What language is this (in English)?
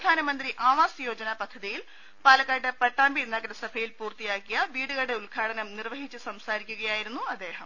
Malayalam